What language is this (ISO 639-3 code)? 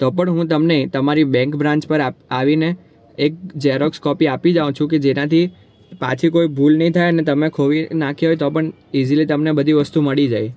guj